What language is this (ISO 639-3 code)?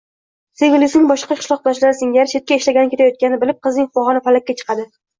uzb